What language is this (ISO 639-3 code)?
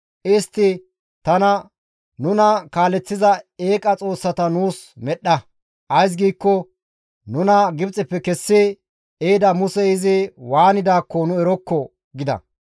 gmv